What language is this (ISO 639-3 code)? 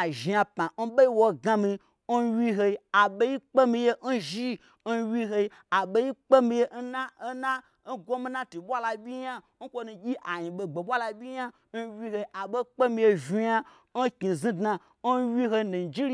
gbr